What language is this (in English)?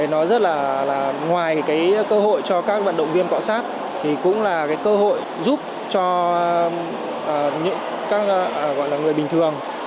Vietnamese